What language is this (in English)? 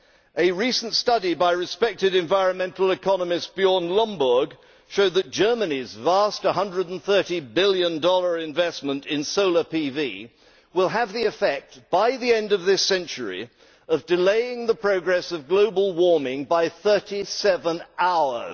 English